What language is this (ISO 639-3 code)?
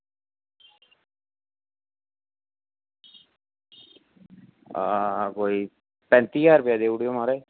doi